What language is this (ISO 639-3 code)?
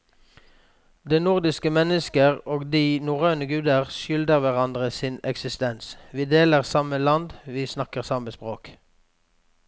nor